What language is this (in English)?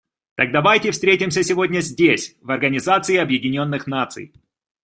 Russian